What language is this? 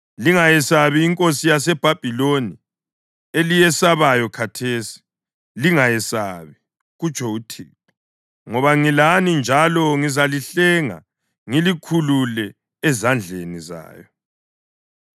North Ndebele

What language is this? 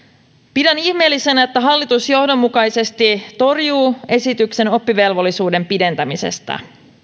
Finnish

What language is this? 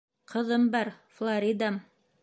Bashkir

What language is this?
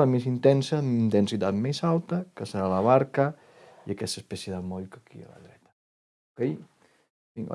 Catalan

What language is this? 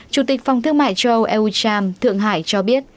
Vietnamese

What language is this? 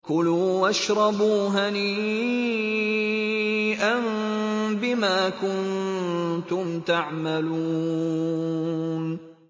Arabic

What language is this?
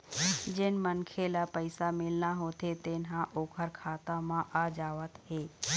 Chhattisgarhi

